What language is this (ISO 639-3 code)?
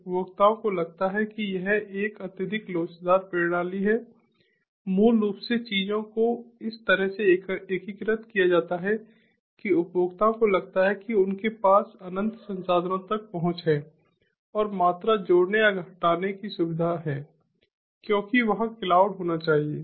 hin